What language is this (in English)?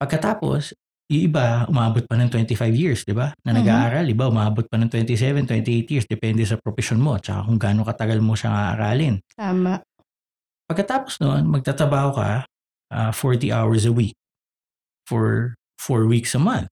Filipino